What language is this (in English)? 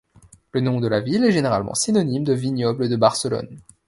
French